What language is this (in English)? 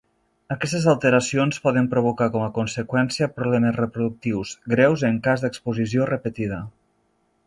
Catalan